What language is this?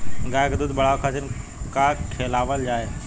Bhojpuri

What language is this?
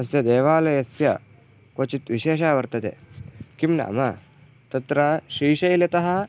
Sanskrit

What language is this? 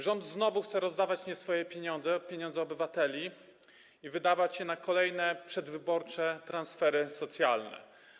Polish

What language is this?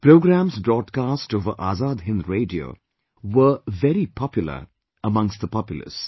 English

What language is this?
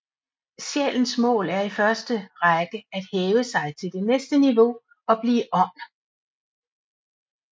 Danish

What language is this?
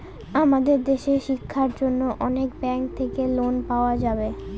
Bangla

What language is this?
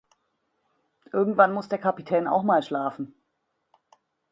German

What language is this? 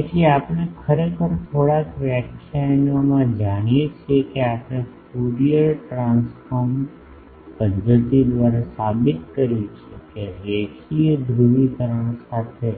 Gujarati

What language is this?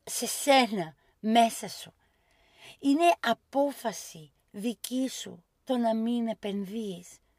Greek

